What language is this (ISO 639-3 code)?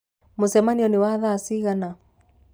kik